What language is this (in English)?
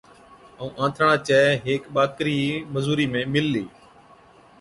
Od